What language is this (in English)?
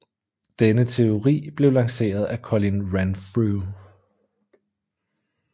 Danish